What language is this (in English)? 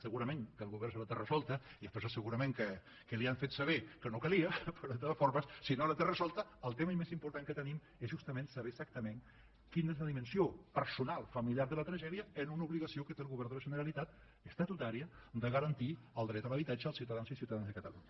Catalan